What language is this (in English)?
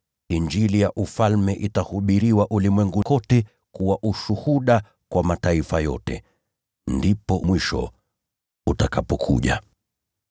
Swahili